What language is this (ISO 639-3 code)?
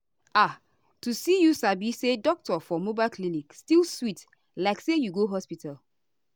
pcm